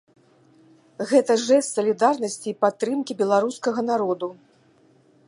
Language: Belarusian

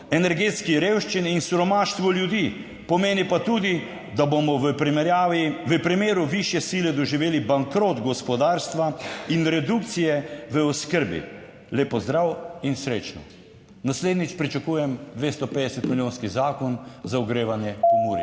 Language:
Slovenian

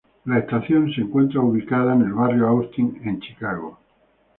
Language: Spanish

